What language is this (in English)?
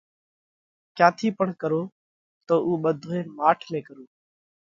Parkari Koli